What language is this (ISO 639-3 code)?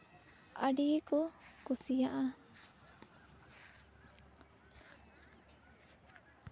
sat